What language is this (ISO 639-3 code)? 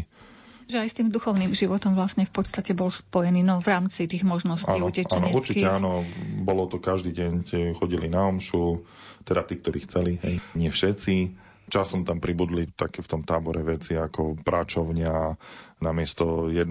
slk